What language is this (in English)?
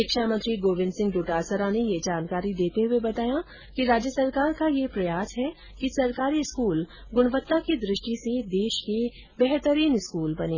Hindi